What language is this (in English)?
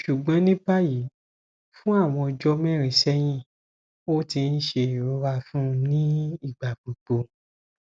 Yoruba